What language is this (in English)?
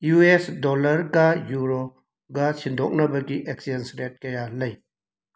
Manipuri